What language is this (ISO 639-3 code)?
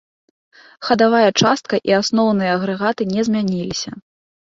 bel